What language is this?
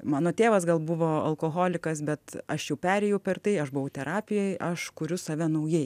Lithuanian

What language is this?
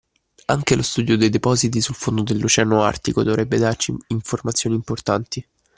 Italian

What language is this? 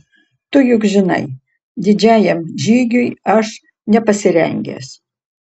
Lithuanian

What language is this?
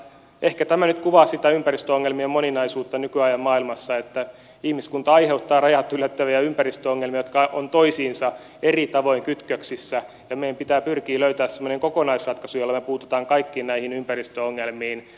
Finnish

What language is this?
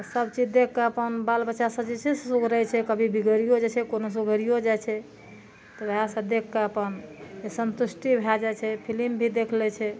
Maithili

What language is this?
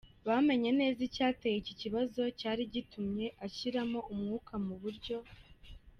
Kinyarwanda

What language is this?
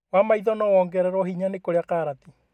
Kikuyu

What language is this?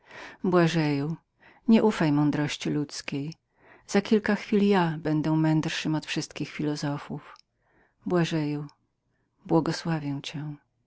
Polish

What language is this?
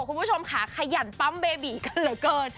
Thai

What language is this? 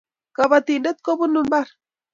Kalenjin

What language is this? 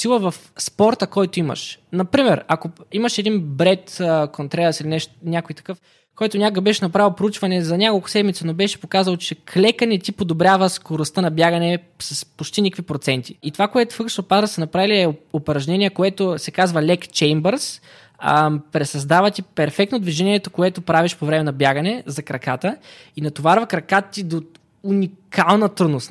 Bulgarian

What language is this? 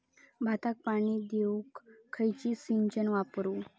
Marathi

